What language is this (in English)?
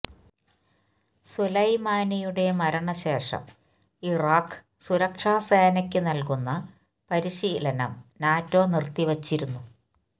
Malayalam